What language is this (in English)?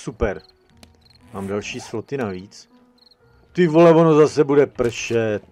Czech